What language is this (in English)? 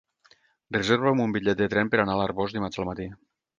Catalan